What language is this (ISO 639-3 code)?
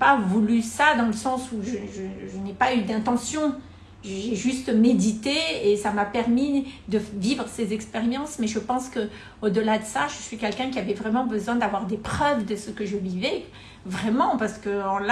fra